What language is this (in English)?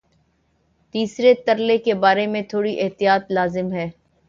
Urdu